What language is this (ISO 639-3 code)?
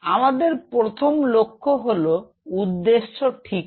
ben